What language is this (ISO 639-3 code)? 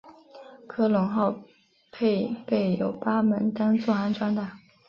zho